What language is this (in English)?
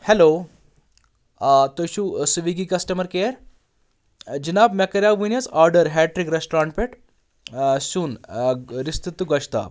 Kashmiri